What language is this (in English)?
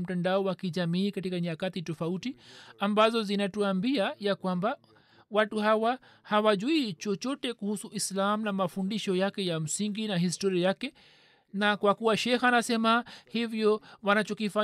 Swahili